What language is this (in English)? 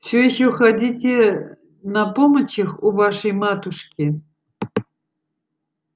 Russian